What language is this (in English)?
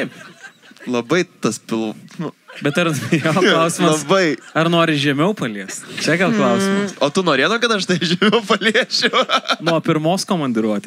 Lithuanian